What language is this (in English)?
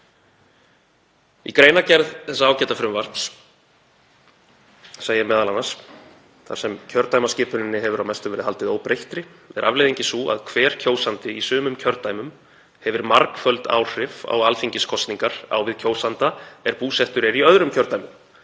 Icelandic